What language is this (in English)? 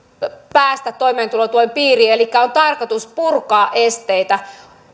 Finnish